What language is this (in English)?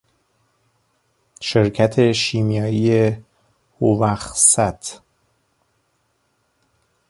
Persian